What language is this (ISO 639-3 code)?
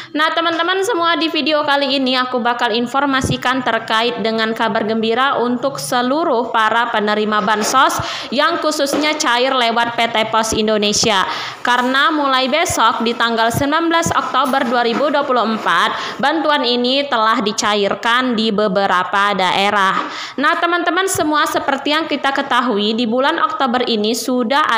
ind